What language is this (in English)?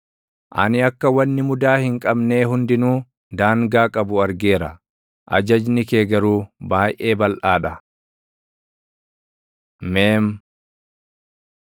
Oromo